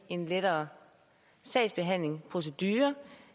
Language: Danish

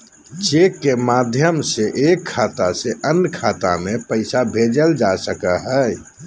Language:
Magahi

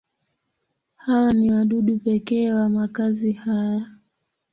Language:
Swahili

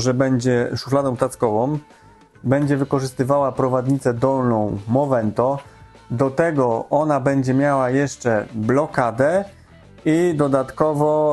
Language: Polish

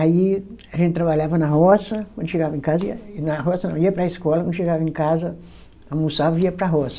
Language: Portuguese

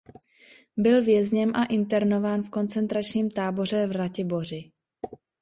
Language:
Czech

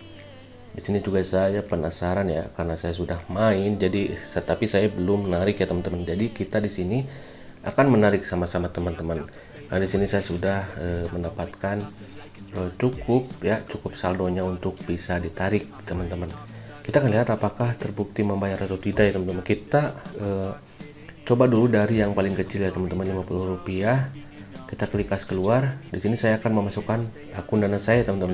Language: Indonesian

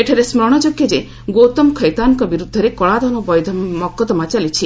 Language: Odia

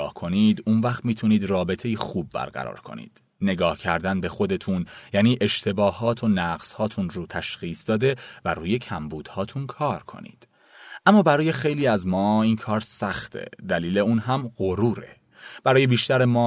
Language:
Persian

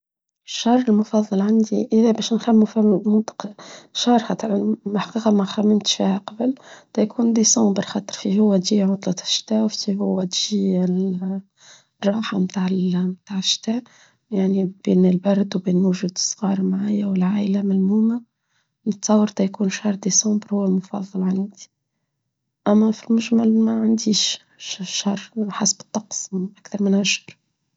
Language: Tunisian Arabic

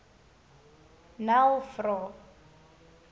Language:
Afrikaans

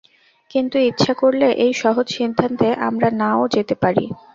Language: Bangla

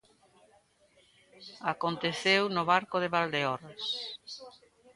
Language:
Galician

